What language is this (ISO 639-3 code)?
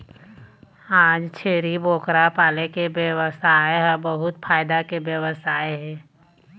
hne